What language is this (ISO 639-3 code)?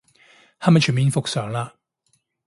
yue